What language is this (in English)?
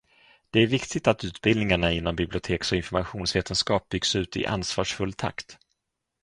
Swedish